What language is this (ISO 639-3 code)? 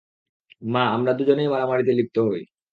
ben